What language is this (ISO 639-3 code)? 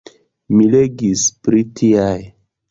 epo